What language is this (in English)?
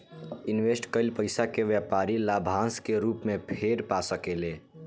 Bhojpuri